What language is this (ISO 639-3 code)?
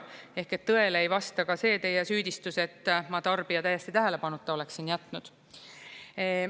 est